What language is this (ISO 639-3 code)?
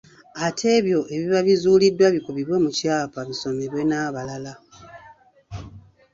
lug